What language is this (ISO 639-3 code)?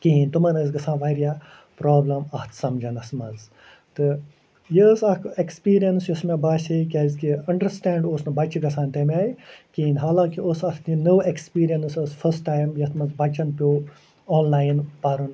kas